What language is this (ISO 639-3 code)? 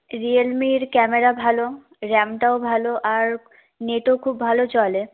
ben